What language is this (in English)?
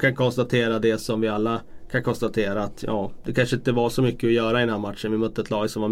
Swedish